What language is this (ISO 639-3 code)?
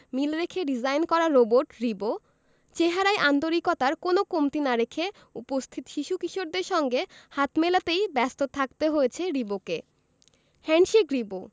ben